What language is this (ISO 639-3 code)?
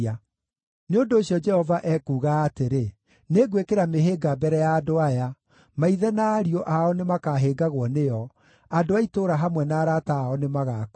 kik